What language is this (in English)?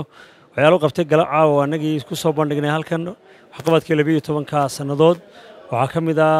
Arabic